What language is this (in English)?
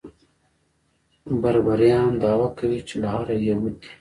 Pashto